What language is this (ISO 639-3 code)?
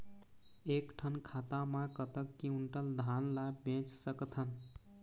hne